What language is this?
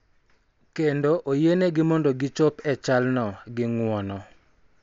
Luo (Kenya and Tanzania)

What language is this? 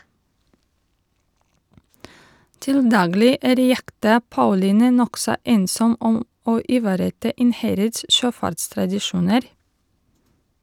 Norwegian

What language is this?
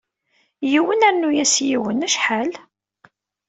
Kabyle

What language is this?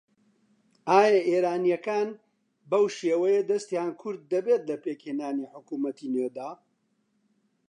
Central Kurdish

